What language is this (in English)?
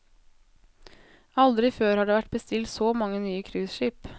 Norwegian